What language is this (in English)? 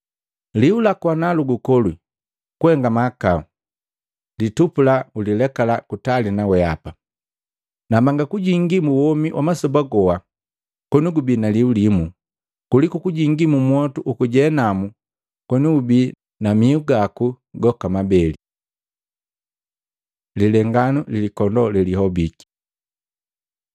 Matengo